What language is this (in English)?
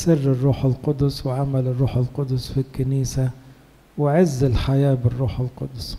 Arabic